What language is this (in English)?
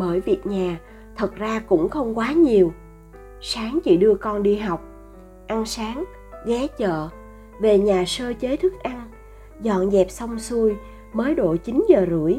Vietnamese